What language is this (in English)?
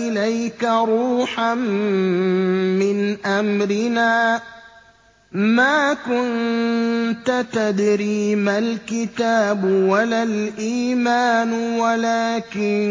Arabic